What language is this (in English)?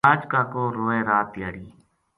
Gujari